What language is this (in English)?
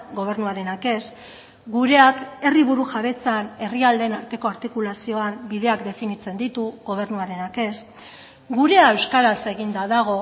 Basque